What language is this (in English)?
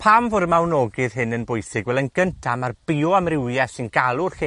Welsh